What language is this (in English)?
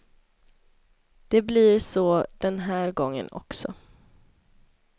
Swedish